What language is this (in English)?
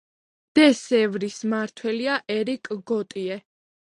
Georgian